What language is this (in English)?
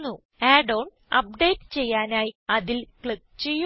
Malayalam